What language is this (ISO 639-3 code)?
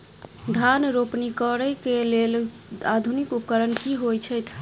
mai